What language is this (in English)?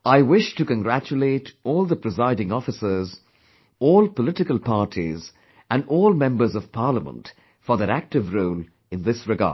English